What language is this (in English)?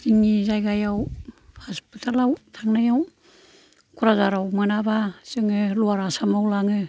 Bodo